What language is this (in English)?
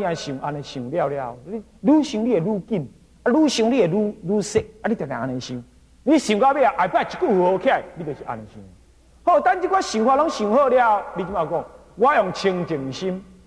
Chinese